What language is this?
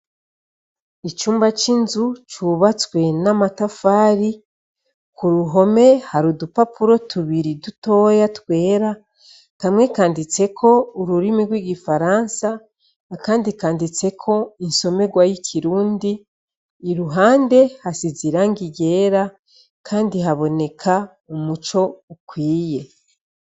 Rundi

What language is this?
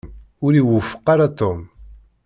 Kabyle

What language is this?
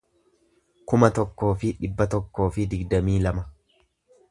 Oromo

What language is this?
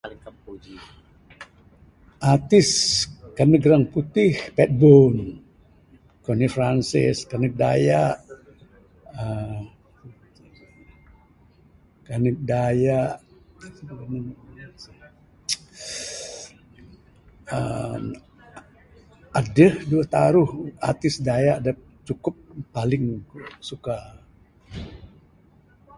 Bukar-Sadung Bidayuh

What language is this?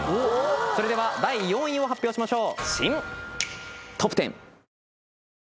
Japanese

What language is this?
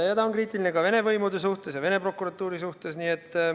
Estonian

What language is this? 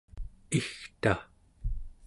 Central Yupik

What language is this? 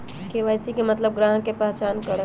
Magahi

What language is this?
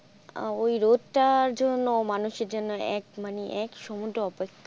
Bangla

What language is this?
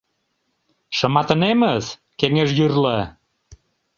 Mari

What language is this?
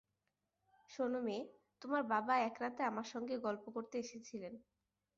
Bangla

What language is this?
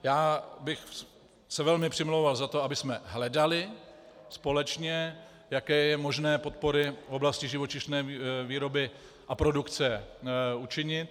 Czech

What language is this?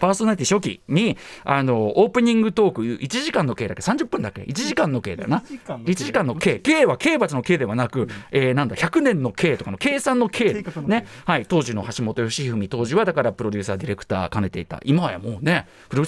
Japanese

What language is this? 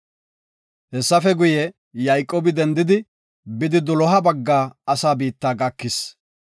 Gofa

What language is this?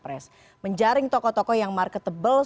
Indonesian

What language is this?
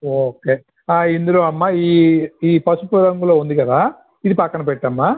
Telugu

